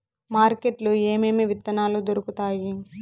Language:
Telugu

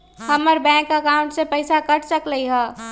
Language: Magahi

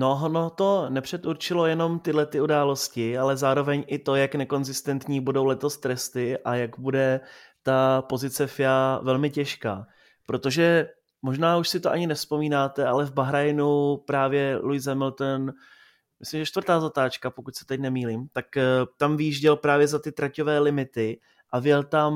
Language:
Czech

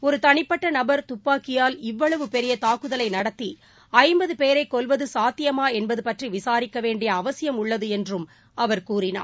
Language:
Tamil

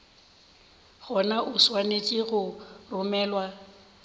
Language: Northern Sotho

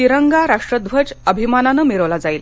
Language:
Marathi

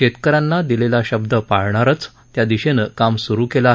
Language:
Marathi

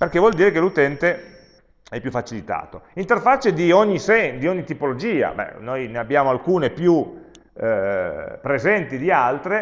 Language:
Italian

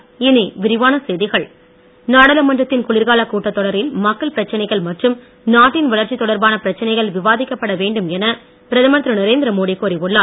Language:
Tamil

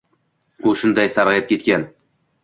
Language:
Uzbek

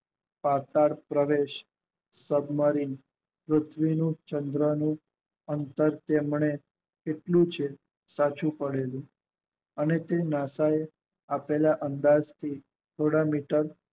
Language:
Gujarati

